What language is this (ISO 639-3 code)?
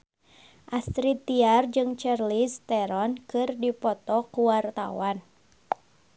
sun